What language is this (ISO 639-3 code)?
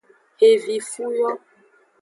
ajg